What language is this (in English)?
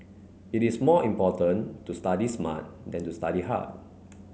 English